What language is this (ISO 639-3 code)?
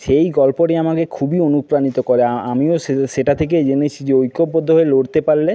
ben